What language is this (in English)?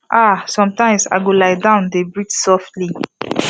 Nigerian Pidgin